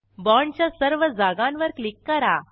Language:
Marathi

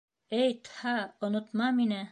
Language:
Bashkir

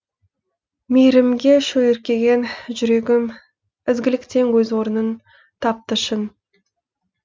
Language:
Kazakh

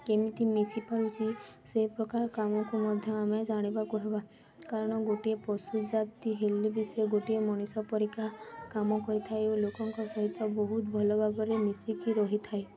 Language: Odia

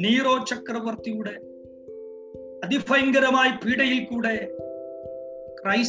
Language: Malayalam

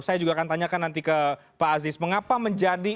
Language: Indonesian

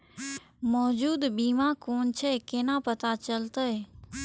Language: Maithili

